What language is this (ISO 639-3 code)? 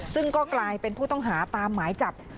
tha